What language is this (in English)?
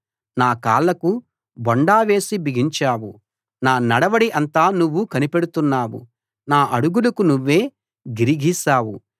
Telugu